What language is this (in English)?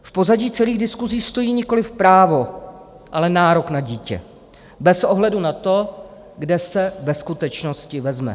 Czech